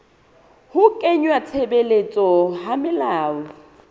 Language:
Southern Sotho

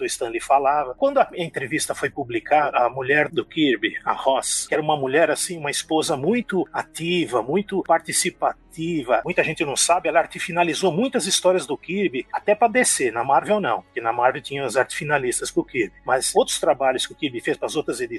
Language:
Portuguese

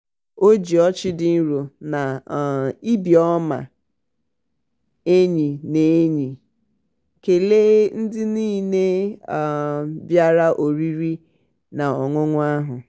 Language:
Igbo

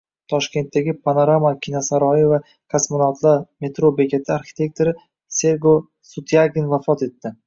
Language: Uzbek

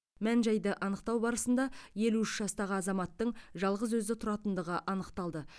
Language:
Kazakh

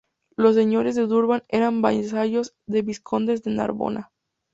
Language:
Spanish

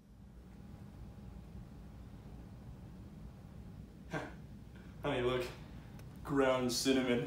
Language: English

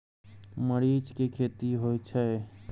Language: Maithili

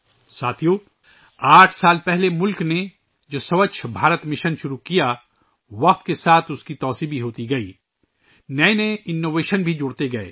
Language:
Urdu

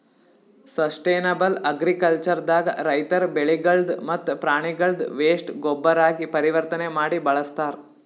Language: Kannada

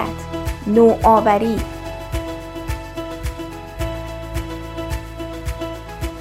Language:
Persian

